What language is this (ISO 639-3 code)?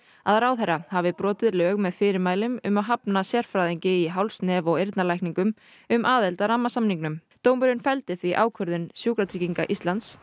isl